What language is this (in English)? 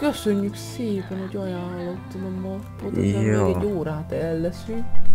Hungarian